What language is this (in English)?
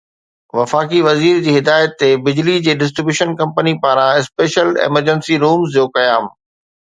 Sindhi